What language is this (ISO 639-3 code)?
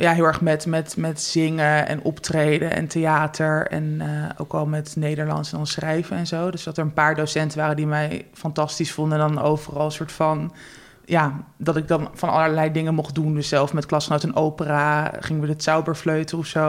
nld